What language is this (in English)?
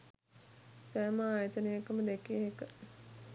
Sinhala